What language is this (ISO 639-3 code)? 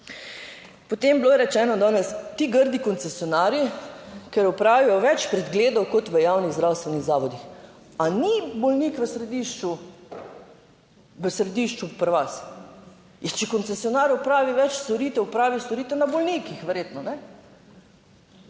slv